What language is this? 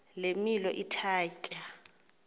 Xhosa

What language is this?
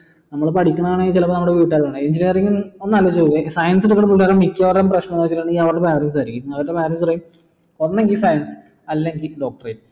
Malayalam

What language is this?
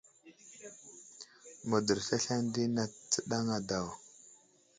Wuzlam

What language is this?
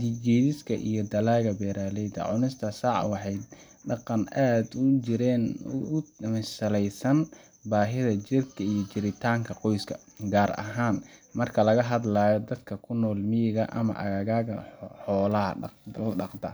Somali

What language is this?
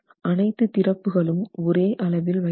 Tamil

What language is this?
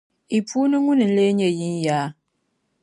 Dagbani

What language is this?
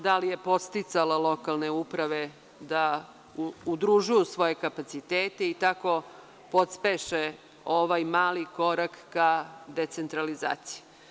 Serbian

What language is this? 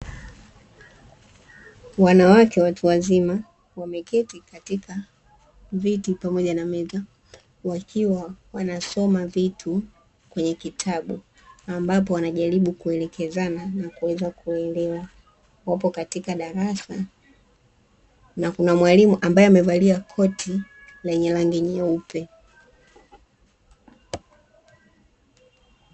Swahili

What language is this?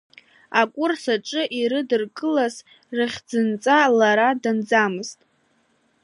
Abkhazian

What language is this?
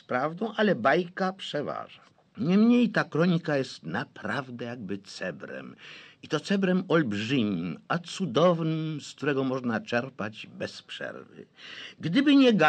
Polish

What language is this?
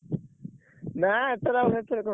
Odia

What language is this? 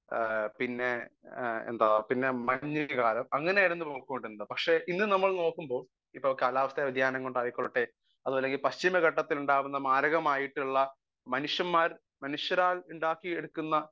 Malayalam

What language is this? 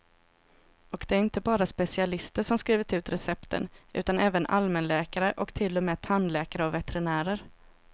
Swedish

